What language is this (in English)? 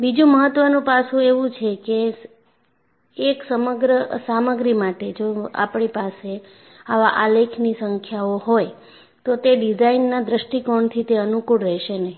Gujarati